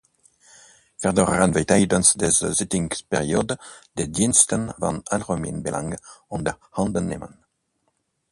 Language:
Dutch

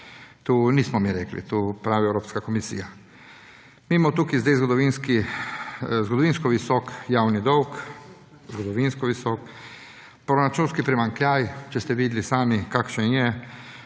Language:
Slovenian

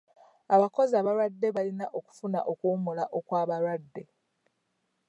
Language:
Ganda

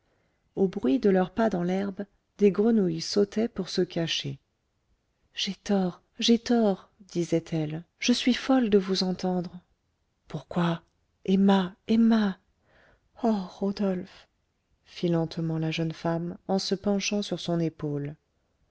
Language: French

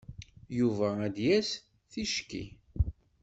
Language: Kabyle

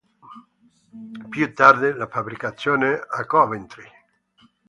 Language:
Italian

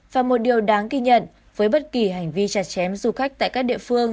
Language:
Vietnamese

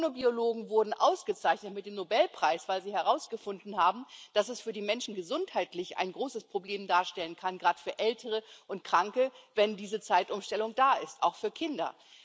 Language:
German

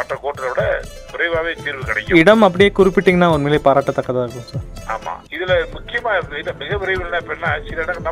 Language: Tamil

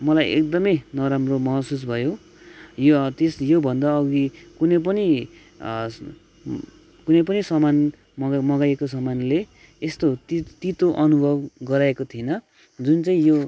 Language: Nepali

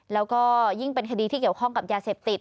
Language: Thai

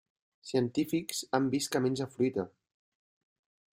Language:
Catalan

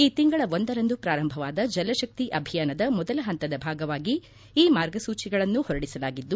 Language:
Kannada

